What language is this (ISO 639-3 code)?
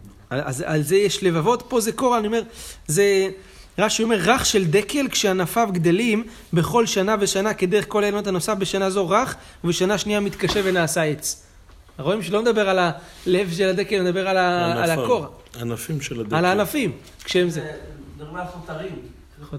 heb